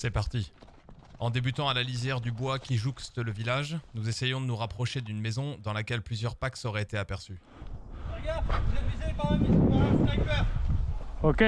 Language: French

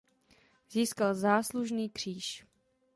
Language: Czech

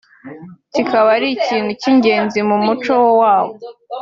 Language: Kinyarwanda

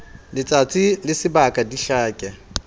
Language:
Southern Sotho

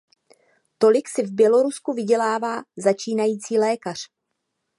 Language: Czech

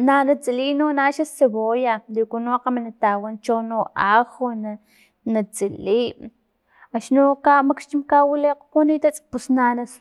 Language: Filomena Mata-Coahuitlán Totonac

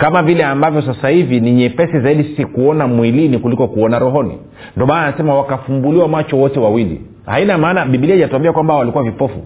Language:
Swahili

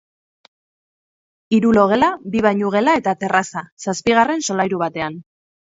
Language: Basque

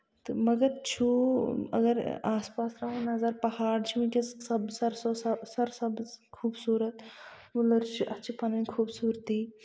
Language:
Kashmiri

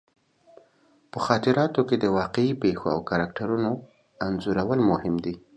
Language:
Pashto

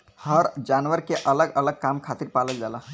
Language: Bhojpuri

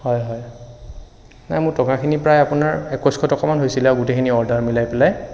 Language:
Assamese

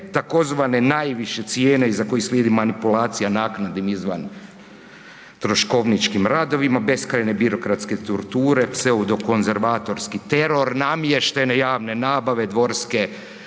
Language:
Croatian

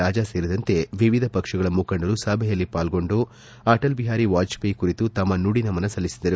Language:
Kannada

